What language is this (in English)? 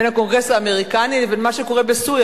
Hebrew